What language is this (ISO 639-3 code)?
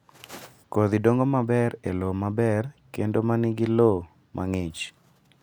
luo